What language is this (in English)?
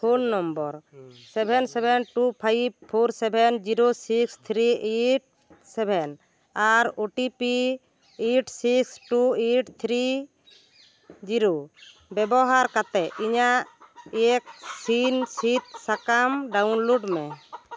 Santali